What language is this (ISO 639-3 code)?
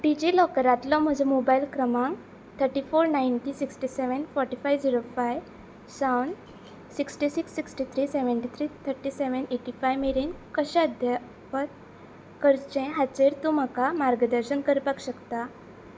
kok